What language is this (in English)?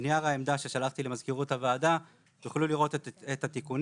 Hebrew